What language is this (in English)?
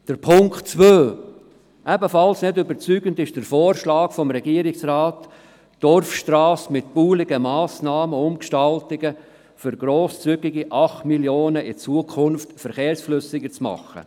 Swiss German